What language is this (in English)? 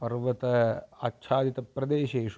Sanskrit